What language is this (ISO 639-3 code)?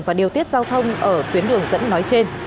vie